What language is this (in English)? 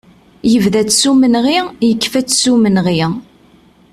Kabyle